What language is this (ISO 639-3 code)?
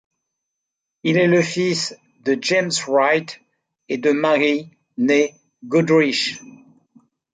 fra